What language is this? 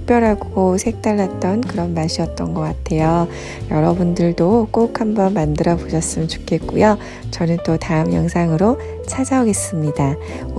Korean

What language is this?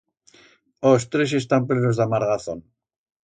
Aragonese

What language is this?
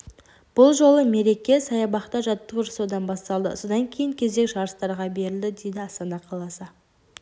Kazakh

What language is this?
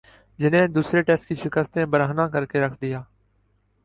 Urdu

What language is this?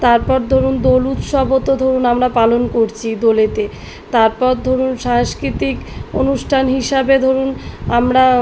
Bangla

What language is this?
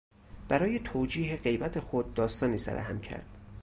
Persian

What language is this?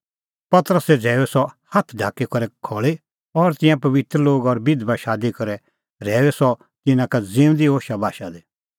Kullu Pahari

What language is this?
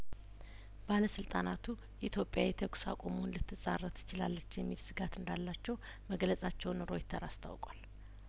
Amharic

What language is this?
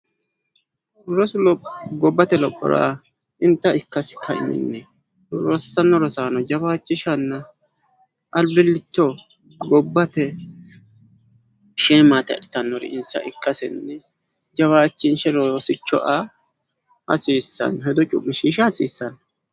Sidamo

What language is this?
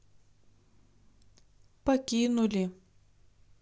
Russian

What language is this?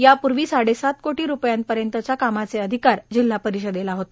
Marathi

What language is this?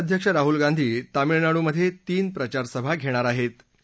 Marathi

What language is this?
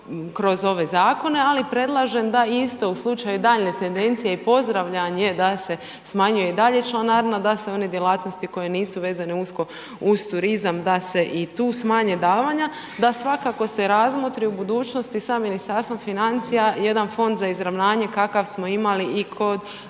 Croatian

